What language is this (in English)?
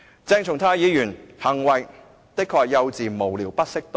Cantonese